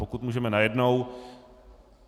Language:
Czech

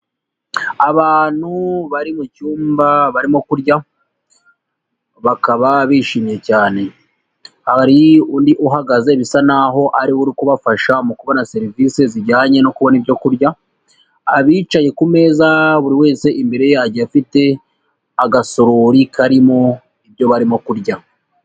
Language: Kinyarwanda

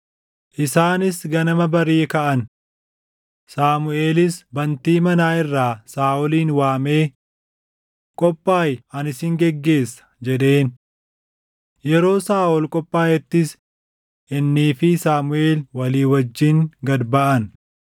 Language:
Oromo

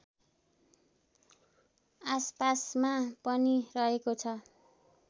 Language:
Nepali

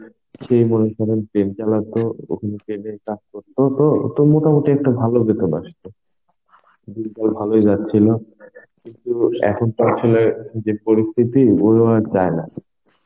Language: Bangla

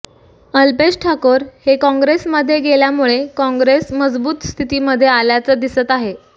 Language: Marathi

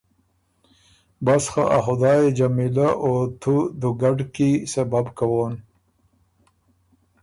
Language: Ormuri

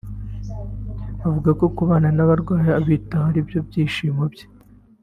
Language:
Kinyarwanda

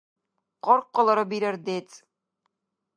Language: Dargwa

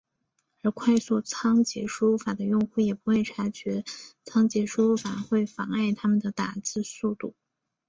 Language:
Chinese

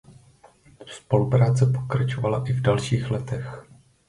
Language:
Czech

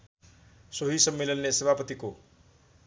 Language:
Nepali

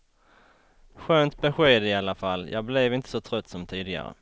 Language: Swedish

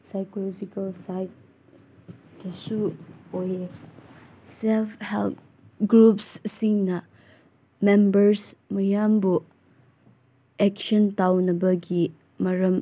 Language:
Manipuri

